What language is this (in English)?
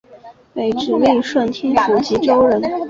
Chinese